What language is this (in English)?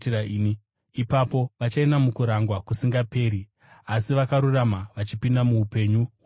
Shona